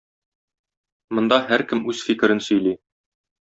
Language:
Tatar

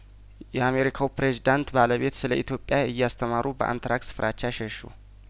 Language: Amharic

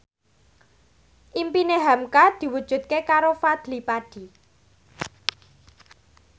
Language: Javanese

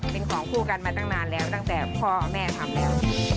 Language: Thai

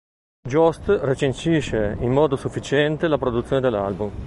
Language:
Italian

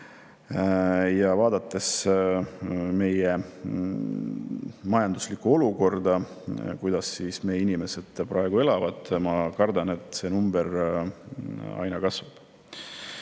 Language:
Estonian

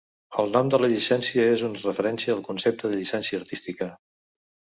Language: Catalan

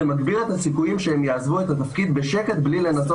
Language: Hebrew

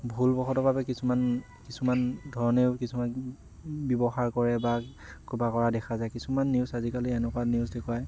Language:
Assamese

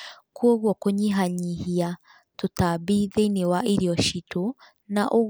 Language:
Kikuyu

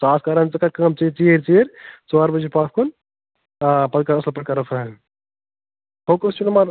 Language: Kashmiri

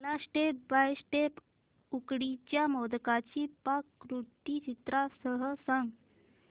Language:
Marathi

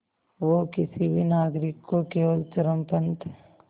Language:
Hindi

